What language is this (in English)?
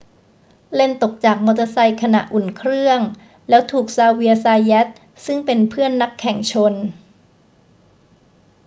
Thai